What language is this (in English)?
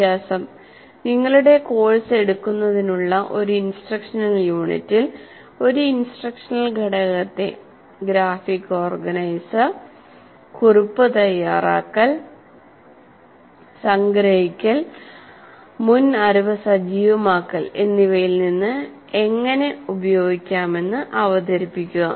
Malayalam